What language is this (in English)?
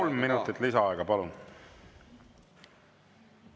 Estonian